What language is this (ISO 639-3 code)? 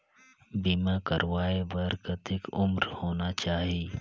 hne